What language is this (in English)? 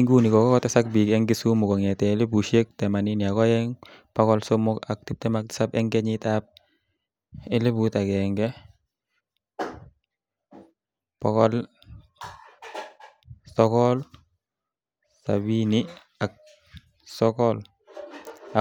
Kalenjin